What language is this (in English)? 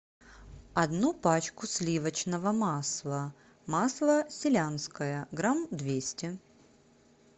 Russian